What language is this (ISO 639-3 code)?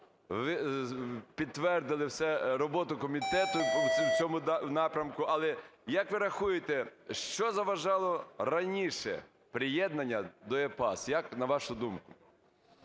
ukr